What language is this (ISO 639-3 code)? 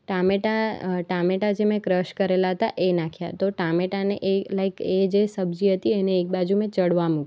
guj